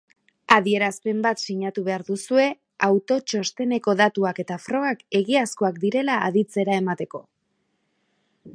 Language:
Basque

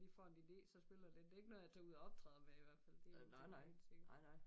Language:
Danish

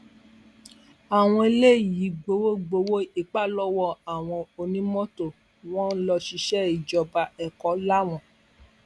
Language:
Yoruba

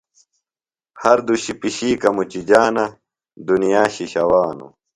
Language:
Phalura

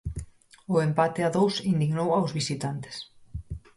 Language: Galician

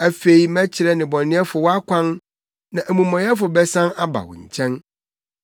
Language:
Akan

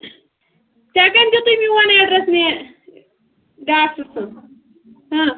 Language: Kashmiri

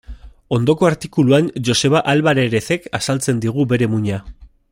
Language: Basque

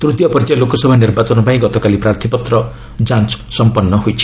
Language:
Odia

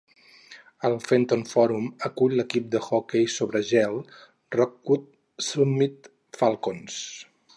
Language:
Catalan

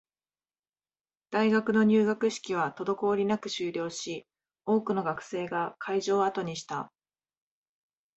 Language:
Japanese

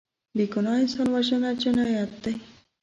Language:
Pashto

